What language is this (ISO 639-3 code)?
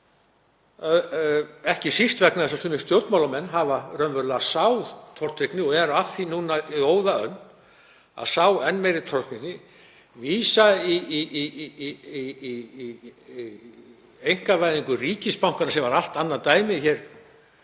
isl